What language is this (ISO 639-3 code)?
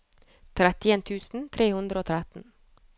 nor